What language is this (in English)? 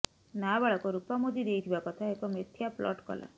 Odia